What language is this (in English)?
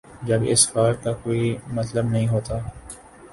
Urdu